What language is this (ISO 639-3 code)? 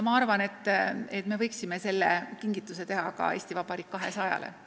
est